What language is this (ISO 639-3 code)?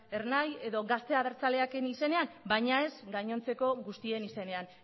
eus